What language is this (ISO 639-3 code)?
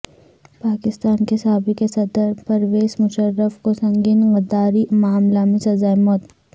urd